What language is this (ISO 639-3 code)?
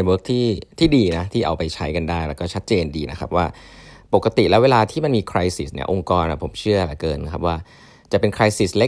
tha